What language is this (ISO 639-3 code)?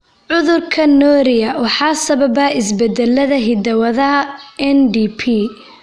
som